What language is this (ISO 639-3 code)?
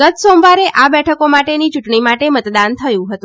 guj